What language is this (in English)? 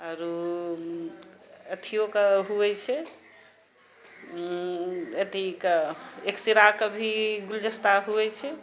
Maithili